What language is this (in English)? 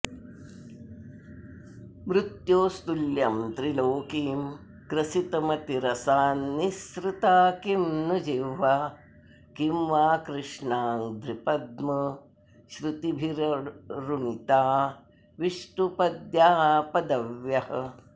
Sanskrit